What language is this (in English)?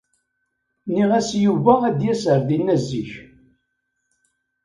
Kabyle